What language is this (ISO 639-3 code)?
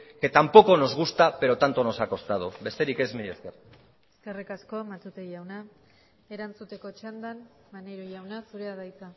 eus